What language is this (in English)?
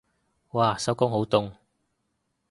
Cantonese